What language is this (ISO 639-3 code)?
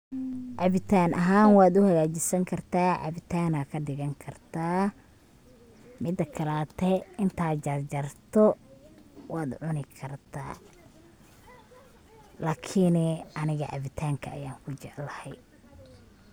som